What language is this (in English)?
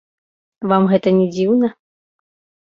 Belarusian